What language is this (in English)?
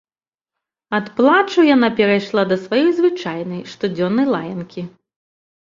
Belarusian